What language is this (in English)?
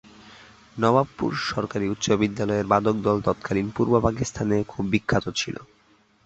Bangla